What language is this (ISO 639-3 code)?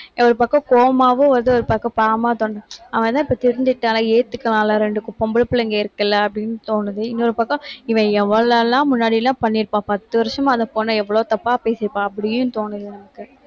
tam